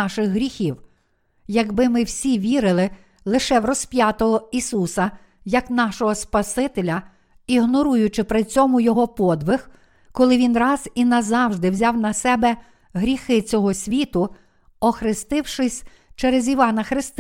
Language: Ukrainian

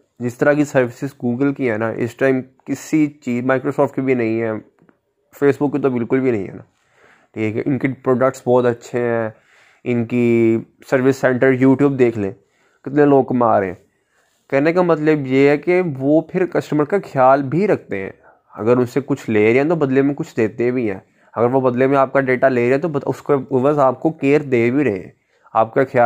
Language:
Urdu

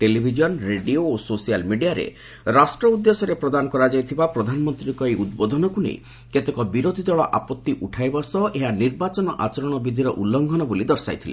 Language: Odia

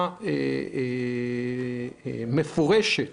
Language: Hebrew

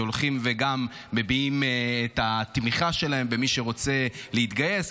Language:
Hebrew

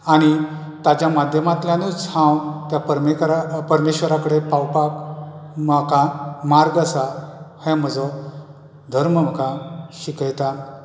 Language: Konkani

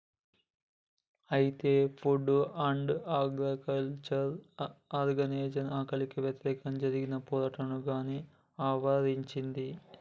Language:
Telugu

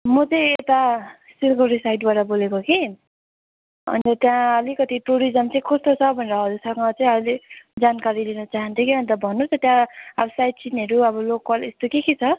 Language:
Nepali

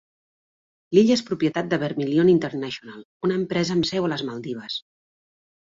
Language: Catalan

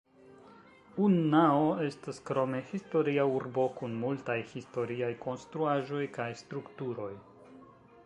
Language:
Esperanto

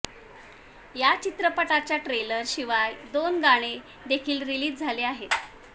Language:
Marathi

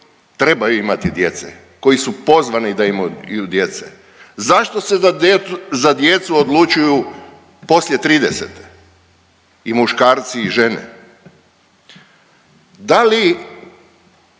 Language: Croatian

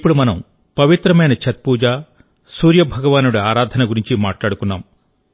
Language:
Telugu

